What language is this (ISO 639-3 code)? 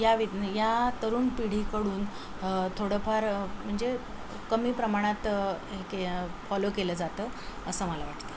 mar